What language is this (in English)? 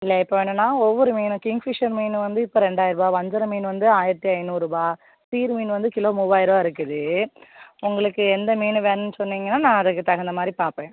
Tamil